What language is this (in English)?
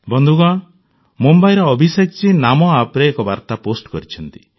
Odia